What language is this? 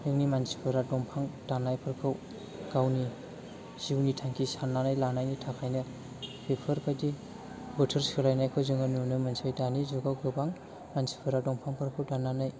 Bodo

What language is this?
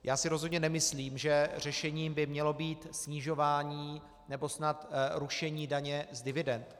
Czech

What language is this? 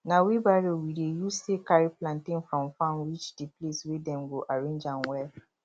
Nigerian Pidgin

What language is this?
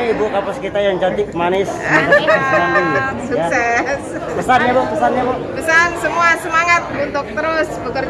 Indonesian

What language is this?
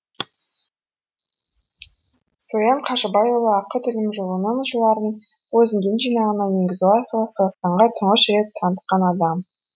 Kazakh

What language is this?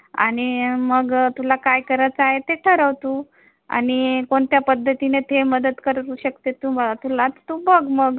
Marathi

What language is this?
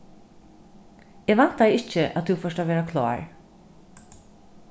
Faroese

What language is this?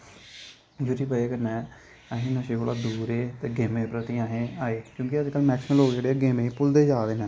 Dogri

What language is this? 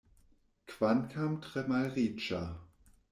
Esperanto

